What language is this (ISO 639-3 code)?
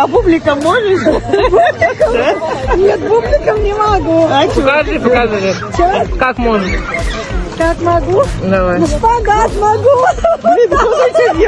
rus